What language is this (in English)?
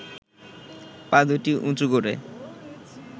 Bangla